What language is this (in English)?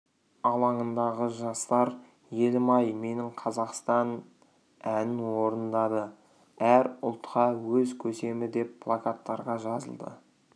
Kazakh